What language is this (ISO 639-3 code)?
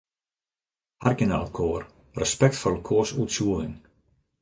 fry